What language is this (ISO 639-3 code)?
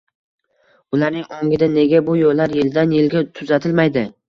uzb